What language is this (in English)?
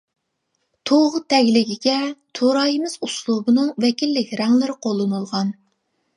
Uyghur